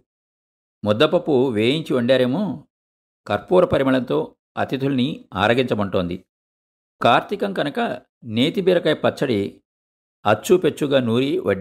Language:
Telugu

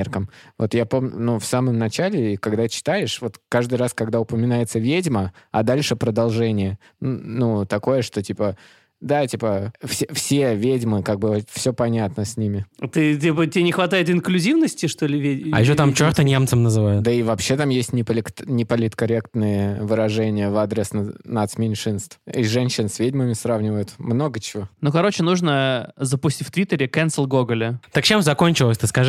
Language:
Russian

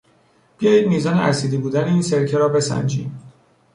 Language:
Persian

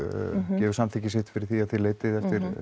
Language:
Icelandic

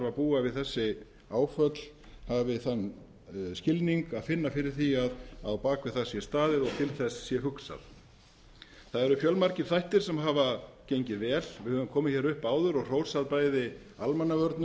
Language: Icelandic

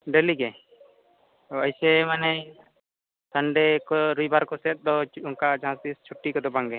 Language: Santali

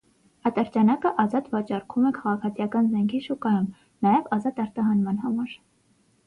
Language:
Armenian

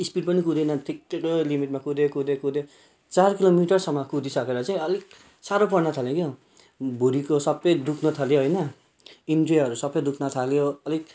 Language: Nepali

